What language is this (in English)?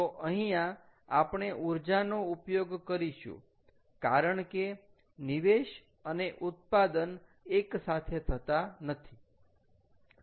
Gujarati